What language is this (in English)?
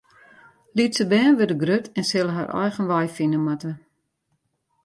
Western Frisian